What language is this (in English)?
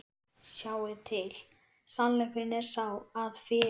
Icelandic